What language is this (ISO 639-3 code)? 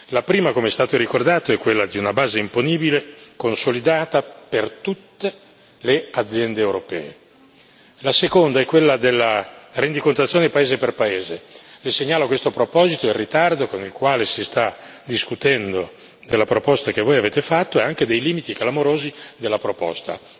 ita